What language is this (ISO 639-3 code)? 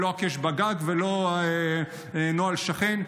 heb